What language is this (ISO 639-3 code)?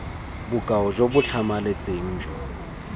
tsn